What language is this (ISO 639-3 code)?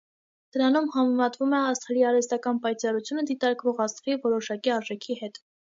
hye